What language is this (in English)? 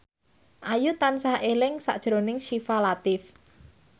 Javanese